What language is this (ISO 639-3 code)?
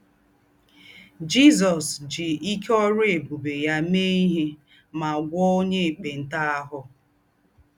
ibo